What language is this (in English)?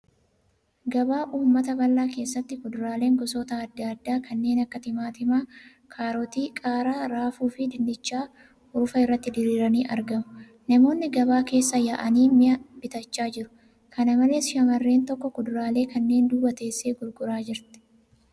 Oromo